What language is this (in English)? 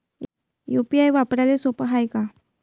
Marathi